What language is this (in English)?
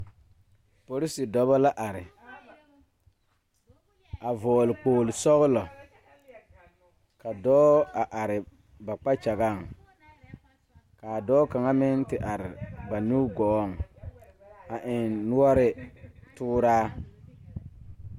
Southern Dagaare